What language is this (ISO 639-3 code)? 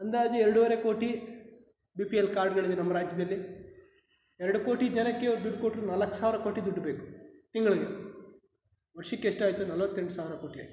kan